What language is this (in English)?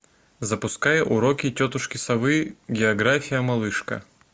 Russian